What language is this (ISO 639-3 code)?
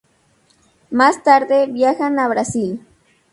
spa